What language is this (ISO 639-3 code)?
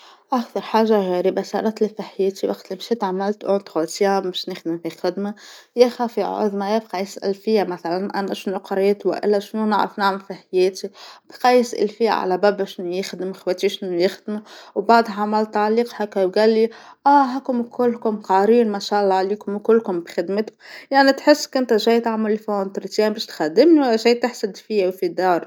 aeb